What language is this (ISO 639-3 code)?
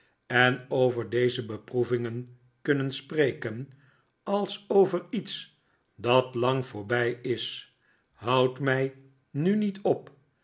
nld